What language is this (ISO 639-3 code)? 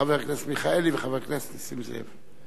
heb